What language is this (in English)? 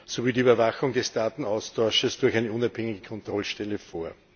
German